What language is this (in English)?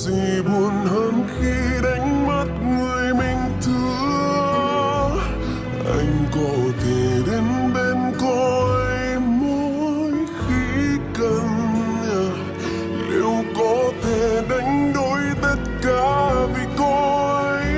Vietnamese